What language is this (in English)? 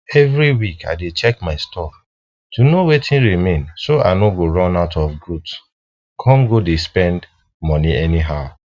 Nigerian Pidgin